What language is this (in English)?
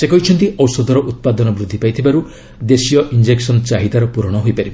Odia